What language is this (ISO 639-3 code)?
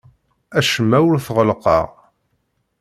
kab